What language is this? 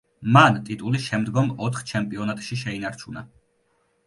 Georgian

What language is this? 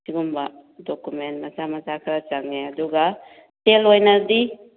Manipuri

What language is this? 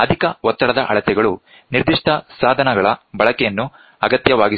Kannada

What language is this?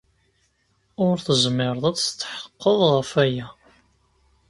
Kabyle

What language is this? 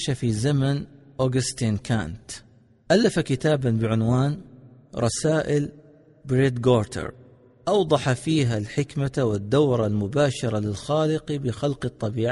Arabic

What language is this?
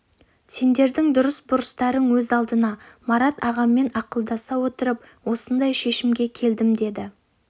Kazakh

